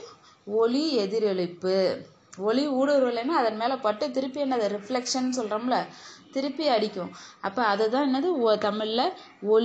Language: Tamil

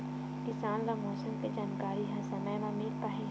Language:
Chhattisgarhi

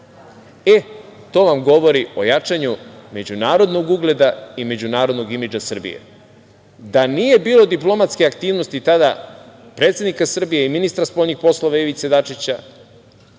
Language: Serbian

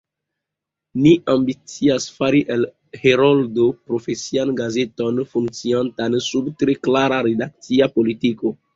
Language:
Esperanto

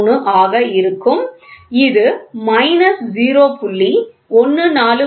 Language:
Tamil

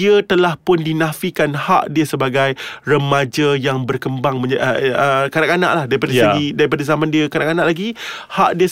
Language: Malay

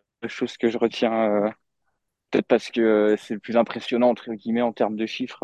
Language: French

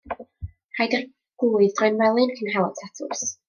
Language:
Welsh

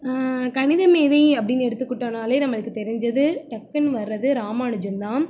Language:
Tamil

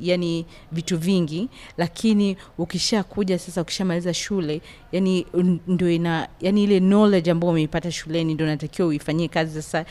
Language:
Swahili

